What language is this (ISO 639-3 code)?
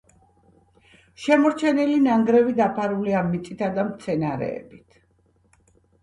kat